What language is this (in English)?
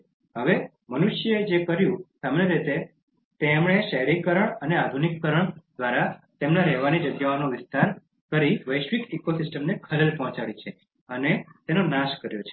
Gujarati